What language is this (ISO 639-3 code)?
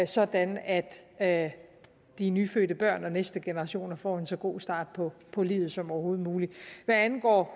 dan